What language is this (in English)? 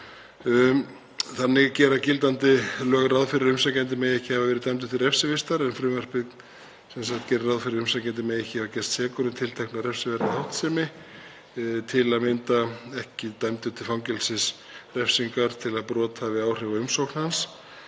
Icelandic